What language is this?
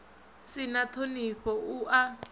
Venda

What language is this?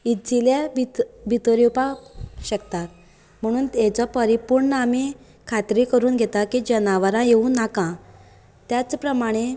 Konkani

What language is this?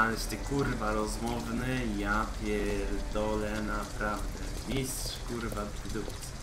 Polish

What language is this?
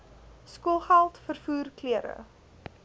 Afrikaans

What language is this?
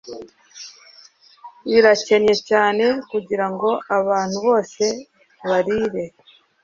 Kinyarwanda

